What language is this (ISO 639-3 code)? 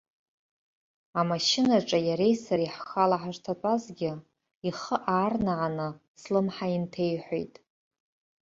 abk